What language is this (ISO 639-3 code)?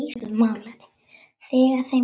isl